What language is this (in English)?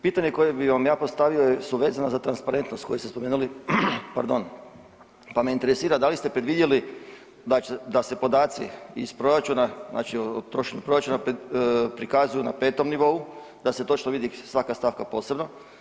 Croatian